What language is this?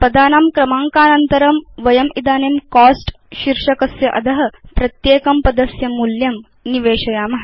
Sanskrit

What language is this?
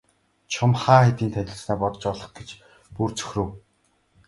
Mongolian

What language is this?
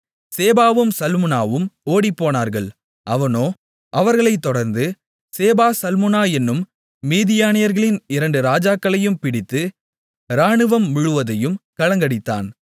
Tamil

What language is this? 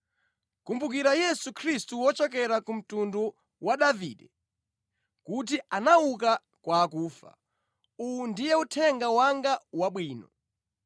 Nyanja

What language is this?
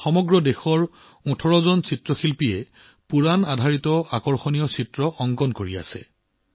Assamese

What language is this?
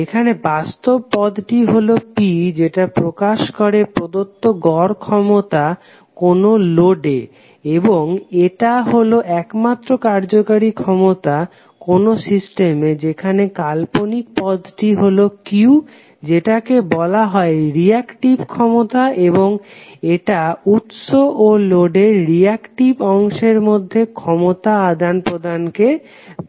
Bangla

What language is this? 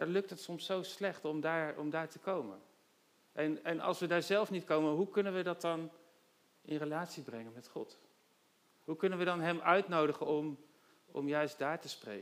Dutch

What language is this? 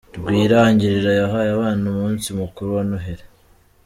Kinyarwanda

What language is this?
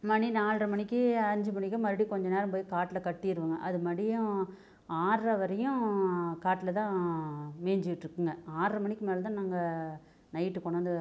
Tamil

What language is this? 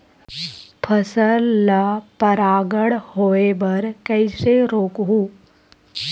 Chhattisgarhi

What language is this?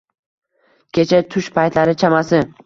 Uzbek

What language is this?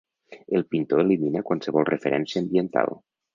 Catalan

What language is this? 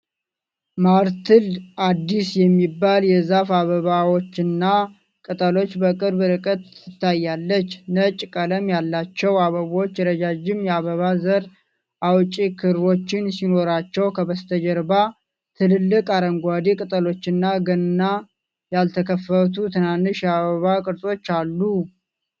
Amharic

